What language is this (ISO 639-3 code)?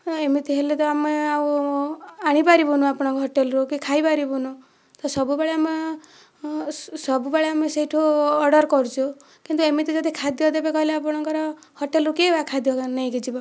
ori